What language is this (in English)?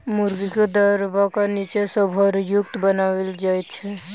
Maithili